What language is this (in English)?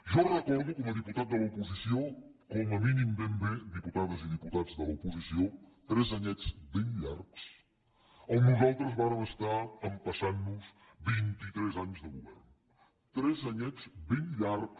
Catalan